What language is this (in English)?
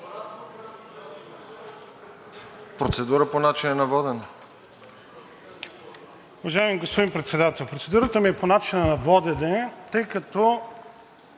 Bulgarian